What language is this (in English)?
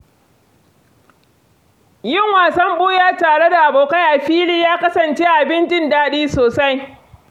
Hausa